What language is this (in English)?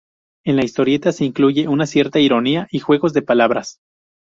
Spanish